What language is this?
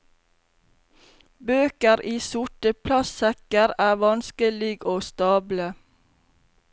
Norwegian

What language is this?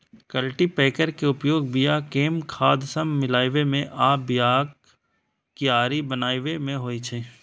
Maithili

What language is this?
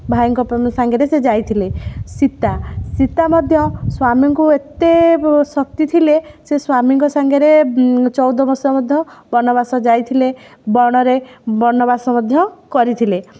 Odia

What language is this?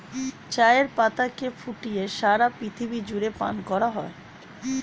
Bangla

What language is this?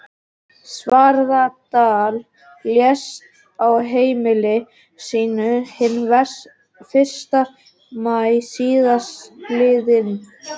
Icelandic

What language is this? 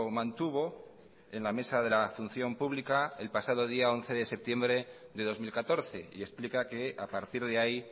Spanish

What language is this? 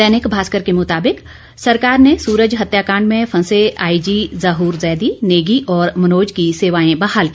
Hindi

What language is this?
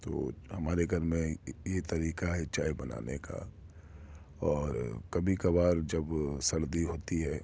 Urdu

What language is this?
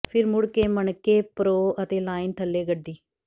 Punjabi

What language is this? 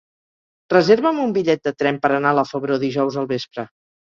Catalan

